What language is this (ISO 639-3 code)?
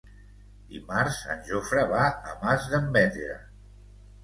cat